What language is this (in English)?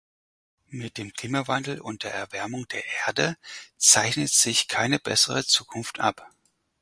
German